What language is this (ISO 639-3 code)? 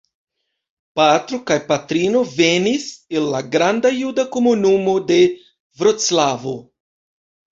epo